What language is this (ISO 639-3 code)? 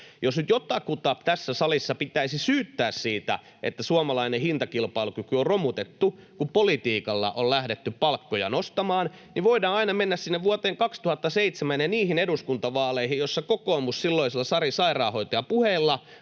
fin